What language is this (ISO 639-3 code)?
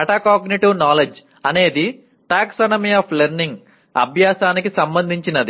tel